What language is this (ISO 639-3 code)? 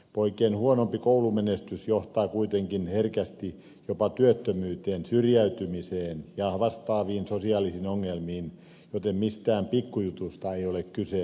fin